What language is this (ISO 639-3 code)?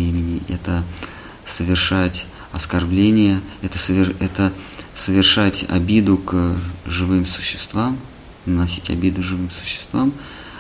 rus